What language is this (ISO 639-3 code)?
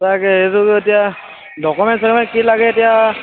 asm